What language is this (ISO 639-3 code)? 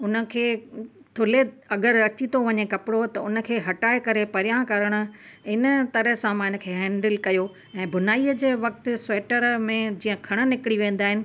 snd